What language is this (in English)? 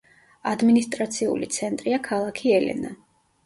Georgian